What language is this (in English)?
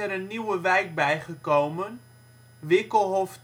Dutch